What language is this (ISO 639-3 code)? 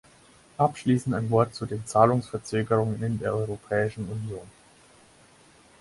deu